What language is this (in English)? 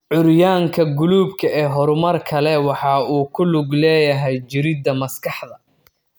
Somali